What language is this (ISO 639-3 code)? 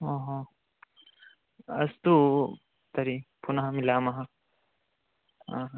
san